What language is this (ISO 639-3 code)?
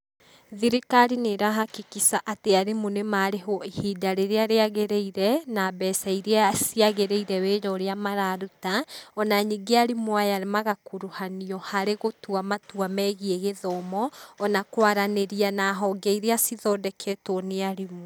kik